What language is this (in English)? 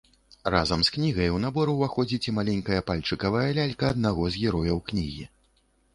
Belarusian